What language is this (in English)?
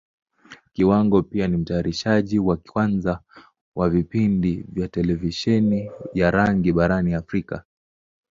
Swahili